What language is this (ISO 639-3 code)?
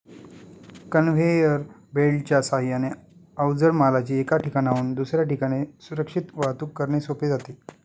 mar